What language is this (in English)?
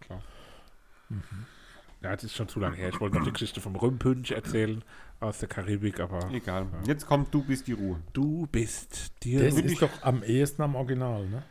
German